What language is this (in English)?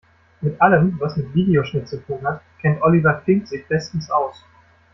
German